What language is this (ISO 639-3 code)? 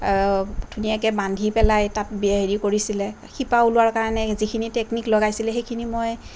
asm